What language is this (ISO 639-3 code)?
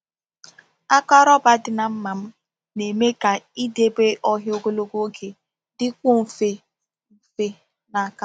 ibo